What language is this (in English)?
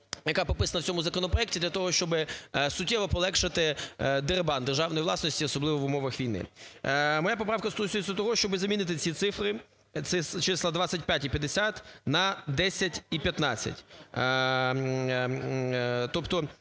Ukrainian